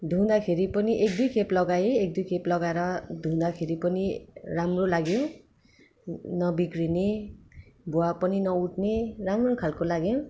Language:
Nepali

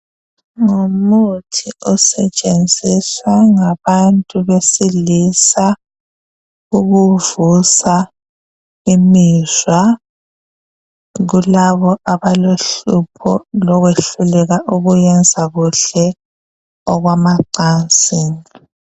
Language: North Ndebele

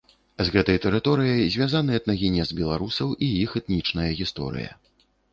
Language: Belarusian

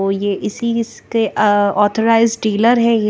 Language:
Hindi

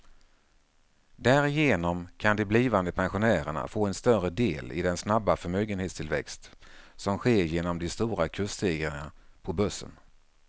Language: Swedish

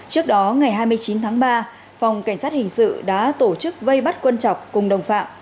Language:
Vietnamese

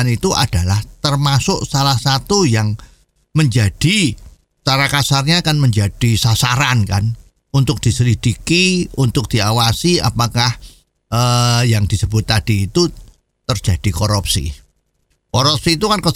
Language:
Indonesian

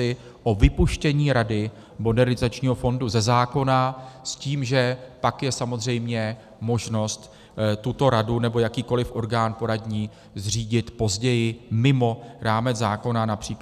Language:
Czech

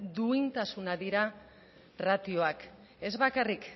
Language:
Basque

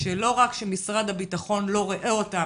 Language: Hebrew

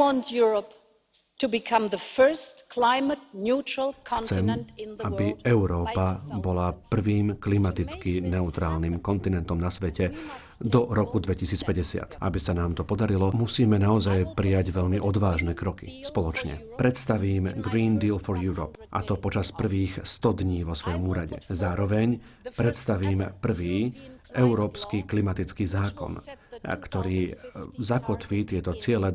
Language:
Slovak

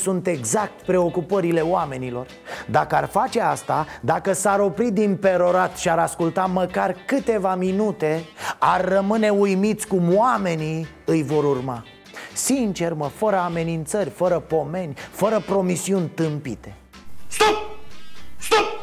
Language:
Romanian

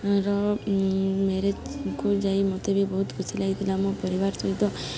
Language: Odia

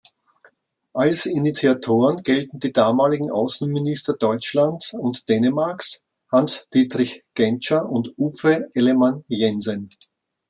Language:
German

